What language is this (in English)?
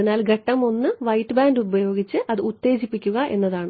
Malayalam